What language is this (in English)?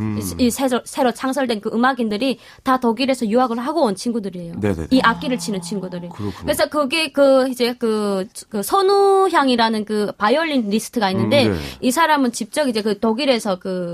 Korean